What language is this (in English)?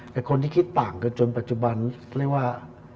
Thai